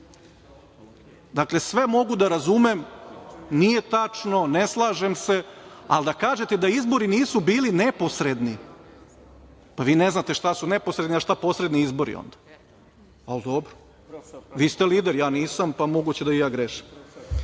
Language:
Serbian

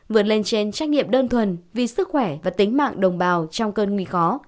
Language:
Vietnamese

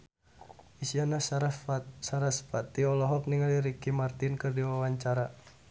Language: Sundanese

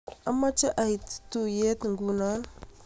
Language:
Kalenjin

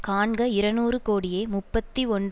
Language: Tamil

